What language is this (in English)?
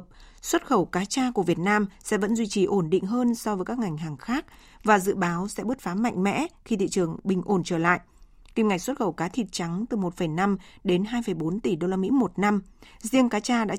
Vietnamese